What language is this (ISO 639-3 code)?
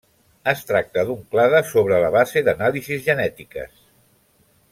cat